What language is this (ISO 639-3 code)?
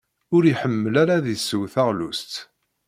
kab